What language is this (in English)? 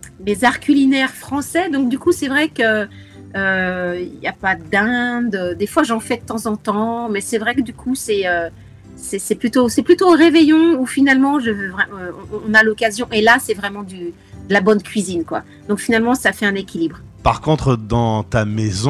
French